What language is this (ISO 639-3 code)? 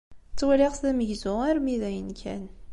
kab